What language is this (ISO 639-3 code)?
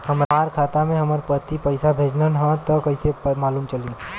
bho